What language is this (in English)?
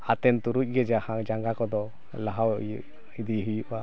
Santali